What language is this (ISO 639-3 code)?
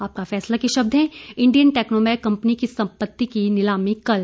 hin